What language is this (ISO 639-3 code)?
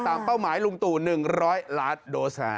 tha